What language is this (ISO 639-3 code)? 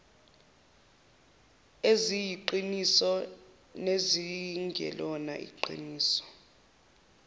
zul